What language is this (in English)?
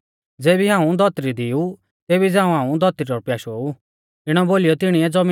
Mahasu Pahari